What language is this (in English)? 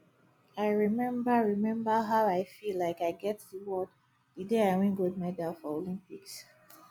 Nigerian Pidgin